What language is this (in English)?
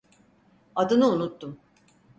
Turkish